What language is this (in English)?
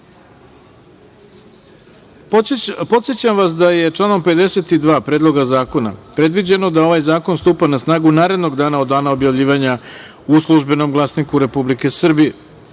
Serbian